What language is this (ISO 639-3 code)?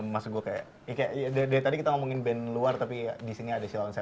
ind